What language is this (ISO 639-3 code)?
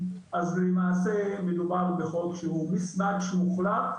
heb